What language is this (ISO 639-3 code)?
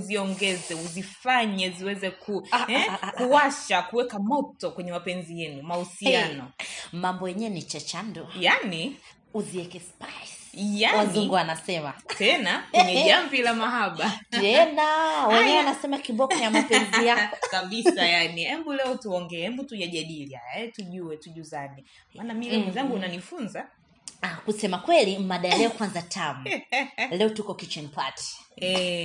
swa